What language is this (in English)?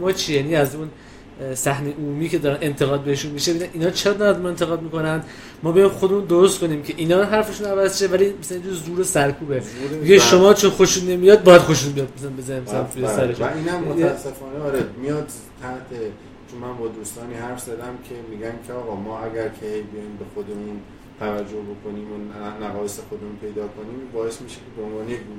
Persian